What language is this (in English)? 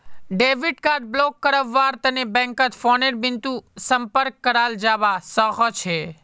Magahi